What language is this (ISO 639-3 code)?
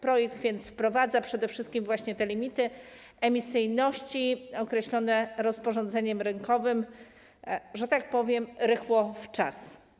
pol